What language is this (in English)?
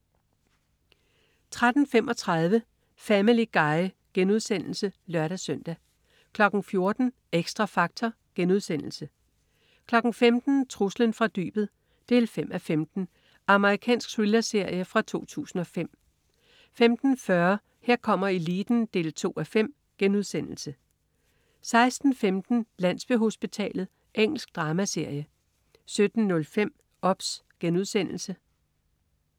Danish